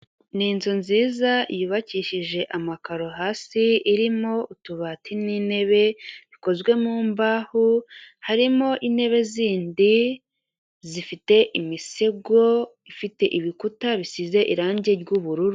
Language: Kinyarwanda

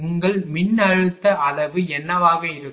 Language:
Tamil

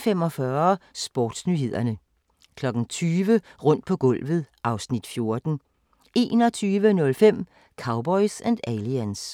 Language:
Danish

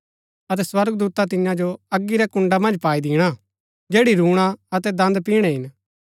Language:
Gaddi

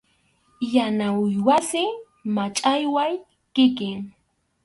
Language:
Arequipa-La Unión Quechua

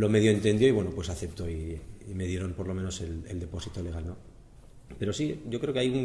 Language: Spanish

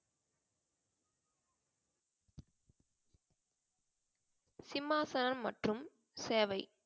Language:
Tamil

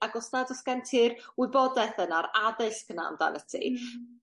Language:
Welsh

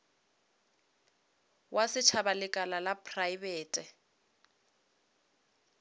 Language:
Northern Sotho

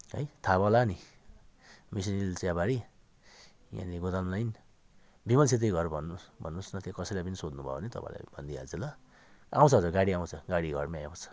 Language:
Nepali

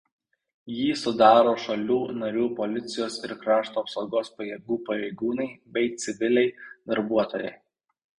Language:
Lithuanian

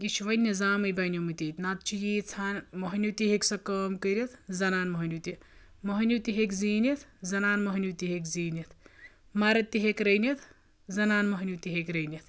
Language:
Kashmiri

